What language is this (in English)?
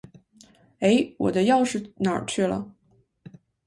Chinese